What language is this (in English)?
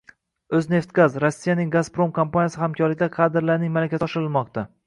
Uzbek